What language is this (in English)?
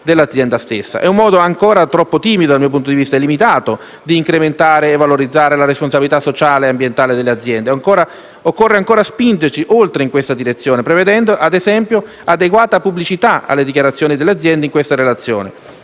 Italian